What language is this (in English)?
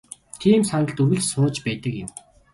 Mongolian